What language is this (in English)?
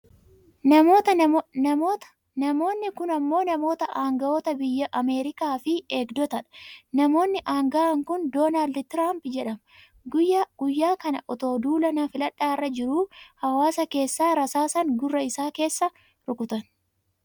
Oromo